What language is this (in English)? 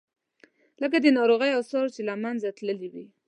Pashto